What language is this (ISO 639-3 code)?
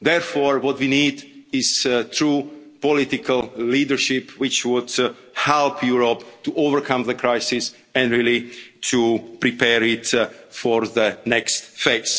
eng